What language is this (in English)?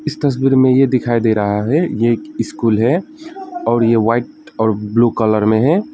Hindi